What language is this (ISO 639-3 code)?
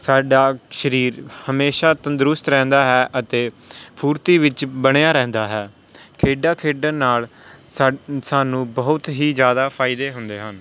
pan